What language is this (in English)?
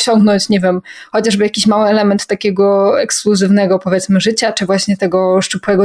Polish